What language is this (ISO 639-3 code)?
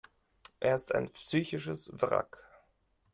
deu